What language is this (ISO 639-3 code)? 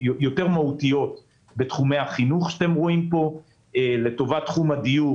heb